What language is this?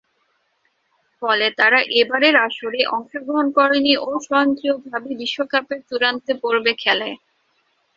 Bangla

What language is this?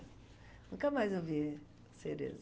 Portuguese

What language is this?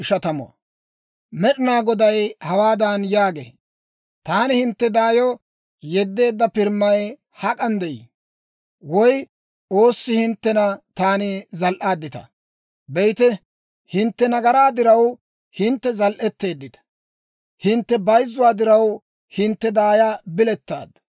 Dawro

